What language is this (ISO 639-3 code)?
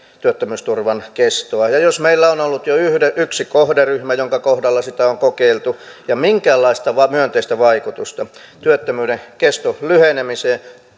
fin